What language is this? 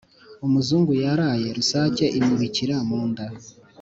Kinyarwanda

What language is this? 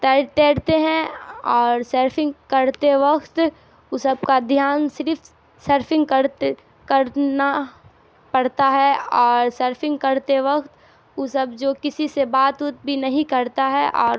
Urdu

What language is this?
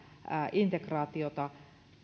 Finnish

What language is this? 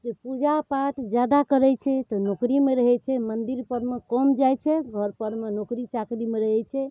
Maithili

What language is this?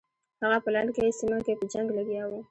Pashto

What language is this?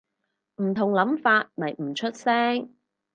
Cantonese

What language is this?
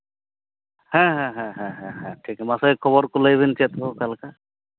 Santali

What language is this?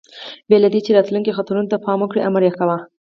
Pashto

